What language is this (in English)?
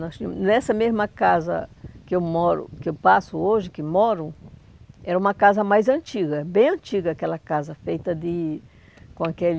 Portuguese